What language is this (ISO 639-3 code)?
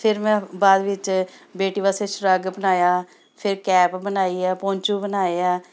pan